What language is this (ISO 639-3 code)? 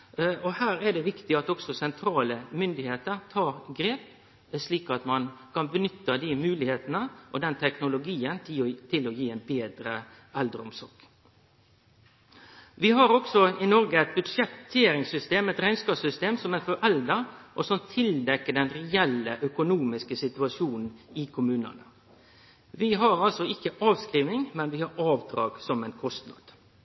nno